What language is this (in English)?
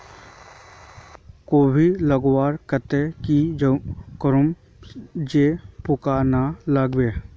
Magahi